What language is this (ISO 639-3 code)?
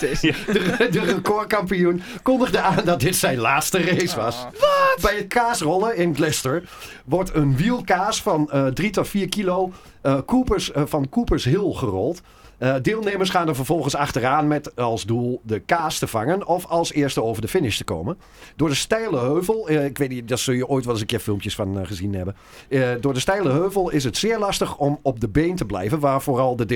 nld